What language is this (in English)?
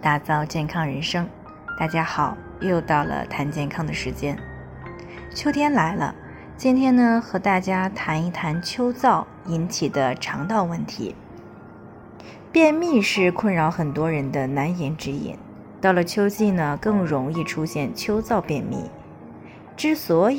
Chinese